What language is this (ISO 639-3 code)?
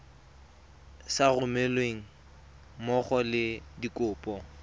tsn